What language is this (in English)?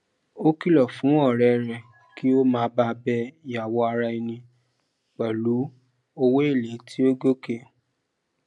Yoruba